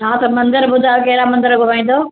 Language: Sindhi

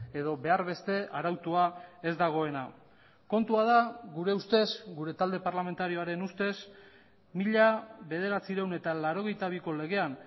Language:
Basque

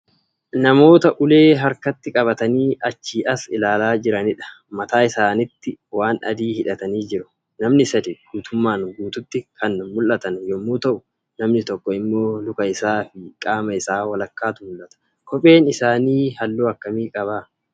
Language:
Oromo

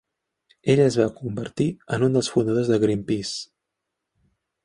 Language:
Catalan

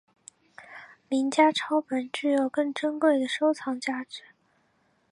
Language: Chinese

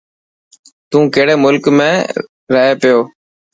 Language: Dhatki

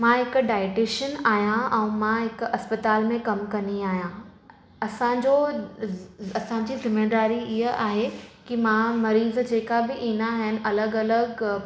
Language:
Sindhi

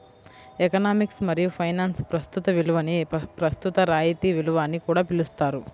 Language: Telugu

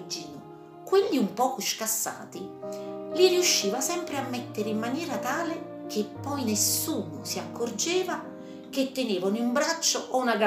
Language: Italian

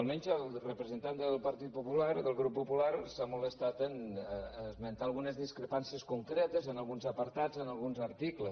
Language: Catalan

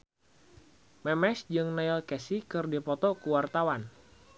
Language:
Sundanese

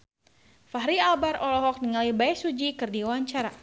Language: Sundanese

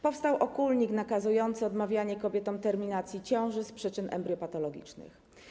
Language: Polish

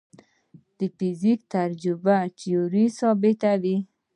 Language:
Pashto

